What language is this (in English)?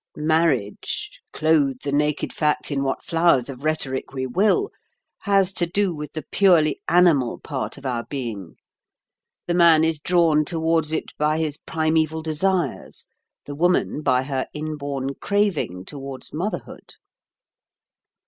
English